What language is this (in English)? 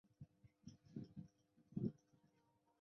Chinese